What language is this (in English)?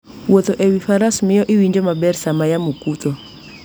Luo (Kenya and Tanzania)